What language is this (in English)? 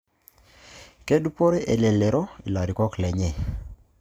Masai